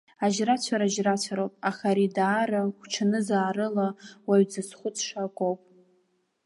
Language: Abkhazian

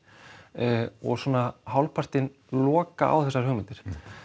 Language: Icelandic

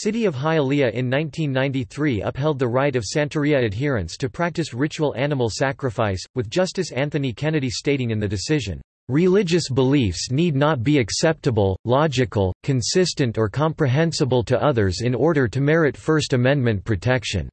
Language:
English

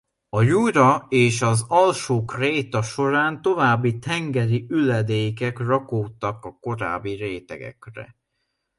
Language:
Hungarian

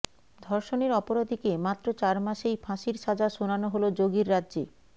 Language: Bangla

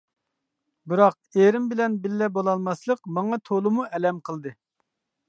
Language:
Uyghur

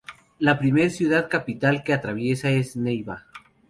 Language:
Spanish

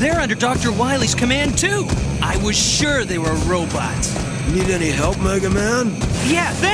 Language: English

